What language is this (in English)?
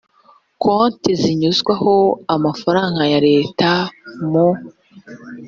Kinyarwanda